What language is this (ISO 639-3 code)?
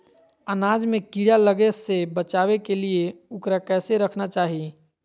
mag